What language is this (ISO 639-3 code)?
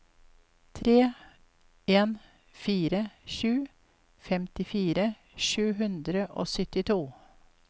nor